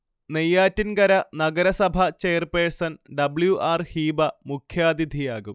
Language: Malayalam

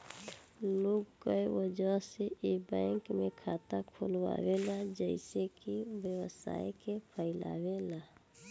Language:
Bhojpuri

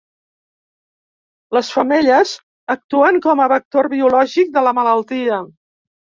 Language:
Catalan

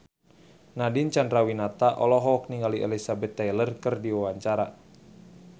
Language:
Sundanese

